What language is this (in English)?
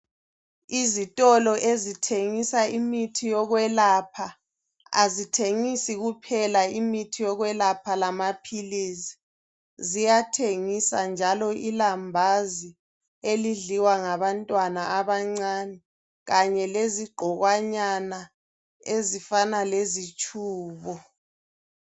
North Ndebele